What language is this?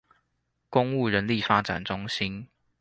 Chinese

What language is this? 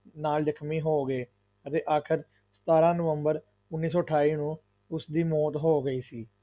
Punjabi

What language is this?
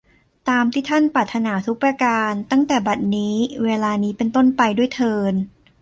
Thai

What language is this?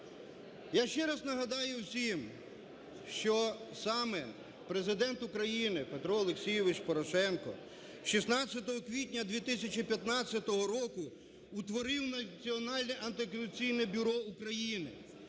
Ukrainian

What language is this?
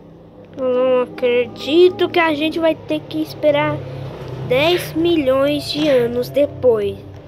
Portuguese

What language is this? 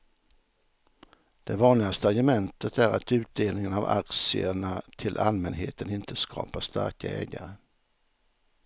Swedish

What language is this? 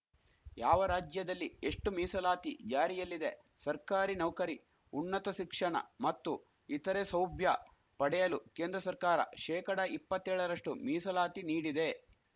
Kannada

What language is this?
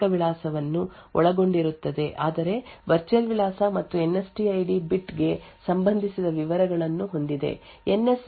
Kannada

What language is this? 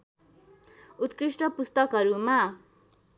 Nepali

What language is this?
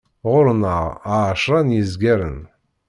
Kabyle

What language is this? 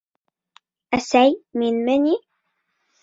Bashkir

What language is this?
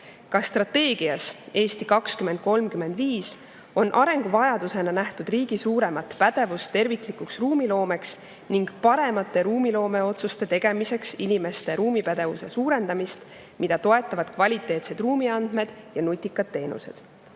Estonian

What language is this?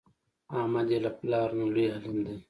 Pashto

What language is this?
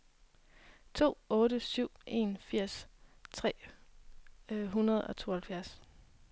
Danish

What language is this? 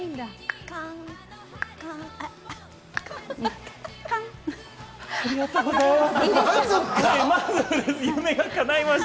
Japanese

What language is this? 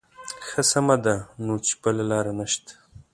Pashto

